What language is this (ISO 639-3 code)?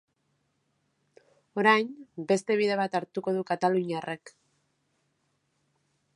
eus